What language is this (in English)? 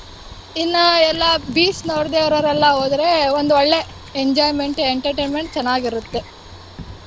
Kannada